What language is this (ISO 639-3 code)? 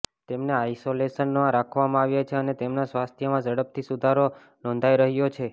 guj